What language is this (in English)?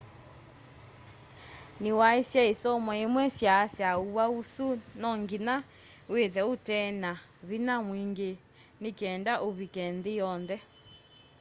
Kamba